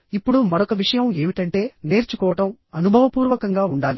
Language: Telugu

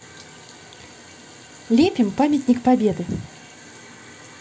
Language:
Russian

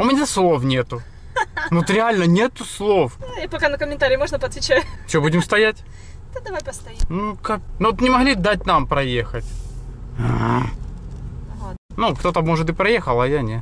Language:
Russian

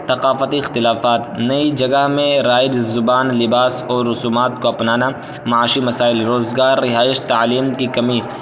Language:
Urdu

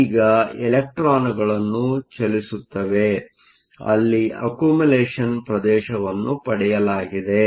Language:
Kannada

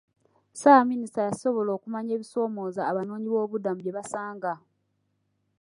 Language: Ganda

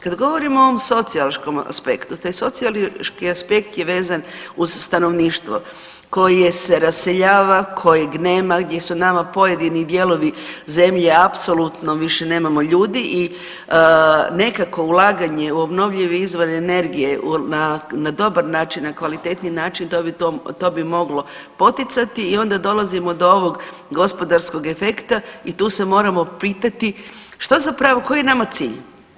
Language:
Croatian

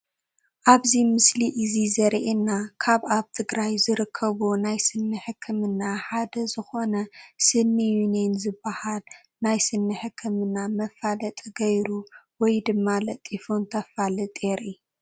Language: Tigrinya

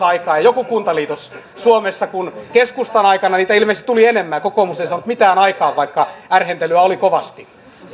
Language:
Finnish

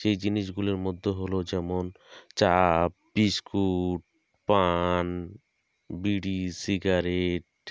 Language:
Bangla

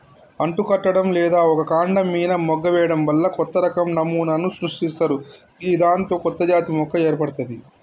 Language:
Telugu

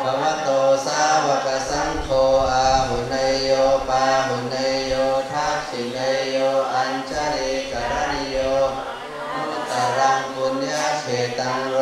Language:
Thai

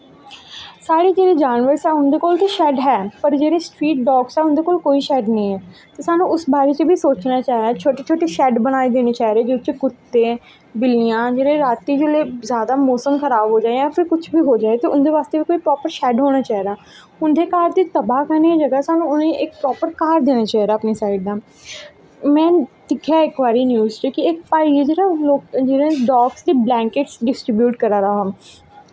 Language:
Dogri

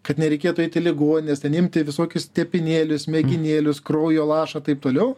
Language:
Lithuanian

